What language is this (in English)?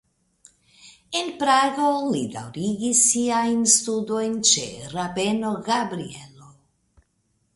Esperanto